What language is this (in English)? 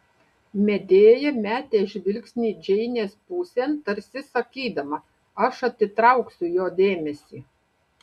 Lithuanian